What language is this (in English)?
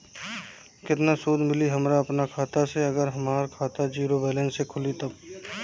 Bhojpuri